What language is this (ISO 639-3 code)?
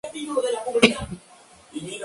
spa